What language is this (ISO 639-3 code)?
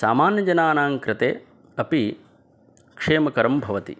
san